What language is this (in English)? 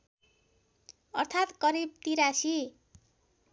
Nepali